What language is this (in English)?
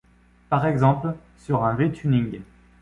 French